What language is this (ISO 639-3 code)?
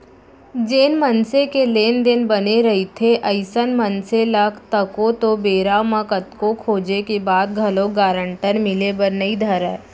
hne